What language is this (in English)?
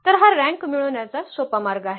Marathi